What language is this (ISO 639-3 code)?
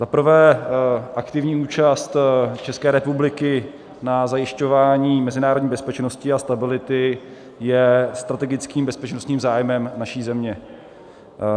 ces